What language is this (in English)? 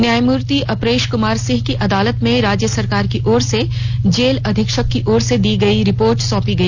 Hindi